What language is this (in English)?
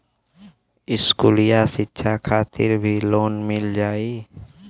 Bhojpuri